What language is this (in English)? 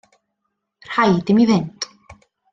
Welsh